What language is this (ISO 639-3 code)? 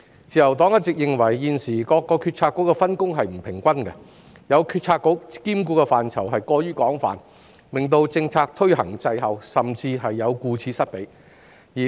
yue